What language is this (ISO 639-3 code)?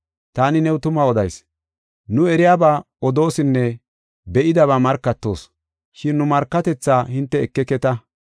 gof